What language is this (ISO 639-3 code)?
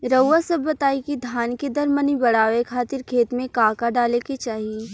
bho